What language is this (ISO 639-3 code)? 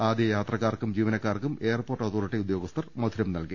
mal